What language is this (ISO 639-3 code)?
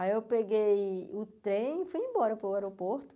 por